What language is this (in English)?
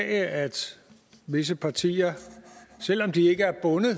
Danish